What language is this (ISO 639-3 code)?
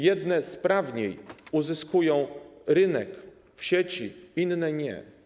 pol